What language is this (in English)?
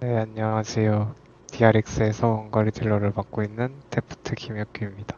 Korean